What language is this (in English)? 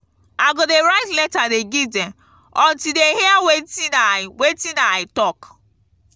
Nigerian Pidgin